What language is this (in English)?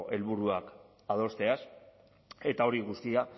Basque